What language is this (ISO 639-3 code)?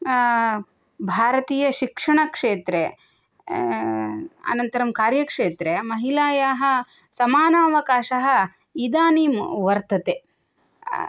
san